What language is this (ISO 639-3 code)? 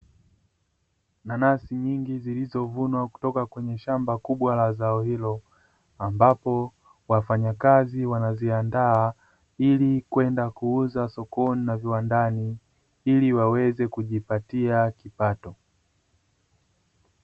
swa